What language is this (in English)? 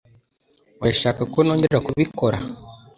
Kinyarwanda